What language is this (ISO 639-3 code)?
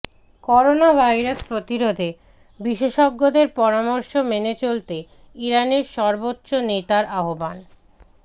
ben